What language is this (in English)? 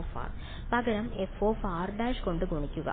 Malayalam